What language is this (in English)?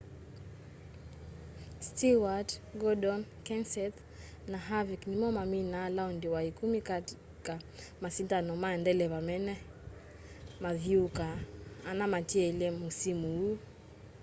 Kamba